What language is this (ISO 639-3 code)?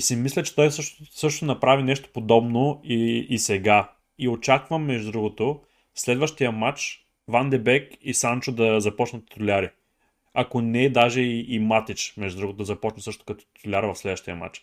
bul